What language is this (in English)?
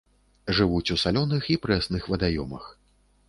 Belarusian